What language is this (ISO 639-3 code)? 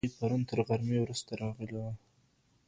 pus